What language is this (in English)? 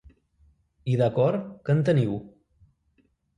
Catalan